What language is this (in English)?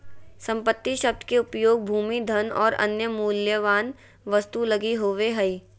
Magahi